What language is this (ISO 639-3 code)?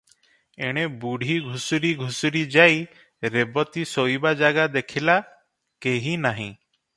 ori